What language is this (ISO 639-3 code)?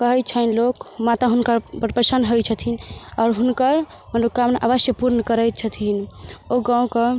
mai